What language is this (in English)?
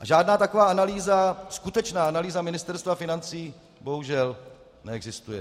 Czech